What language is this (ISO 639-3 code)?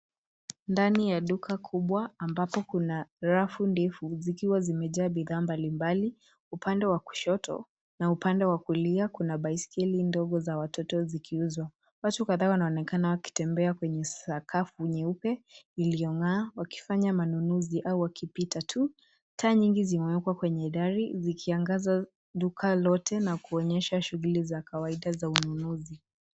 swa